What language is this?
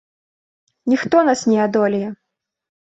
Belarusian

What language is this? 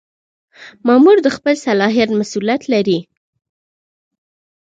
Pashto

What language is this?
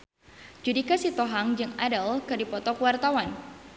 Sundanese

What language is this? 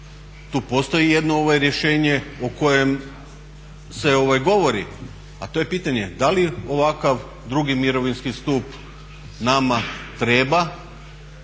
Croatian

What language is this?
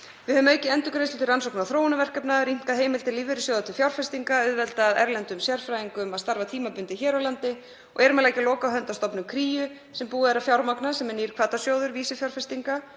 Icelandic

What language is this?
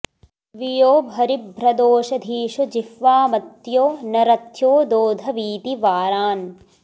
Sanskrit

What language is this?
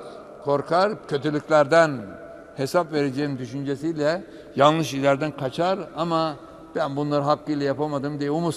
Turkish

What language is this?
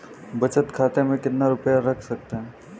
Hindi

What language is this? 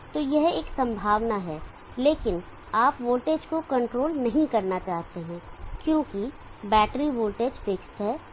Hindi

